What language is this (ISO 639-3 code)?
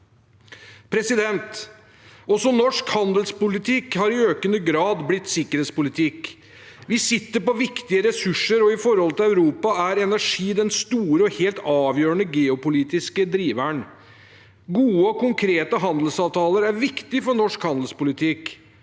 nor